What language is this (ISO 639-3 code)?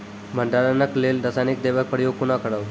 mai